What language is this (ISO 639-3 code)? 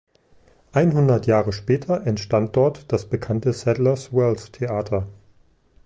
deu